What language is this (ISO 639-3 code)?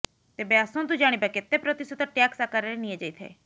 ori